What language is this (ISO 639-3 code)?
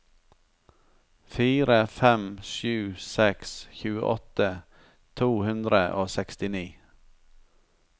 nor